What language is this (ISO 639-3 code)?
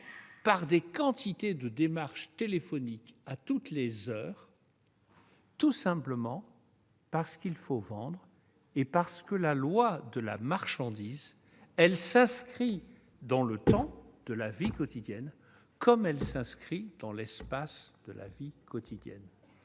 fra